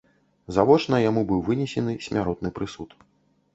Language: Belarusian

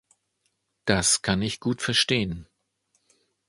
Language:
German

